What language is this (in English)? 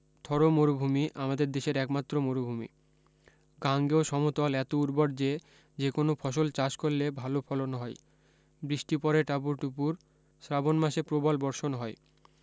Bangla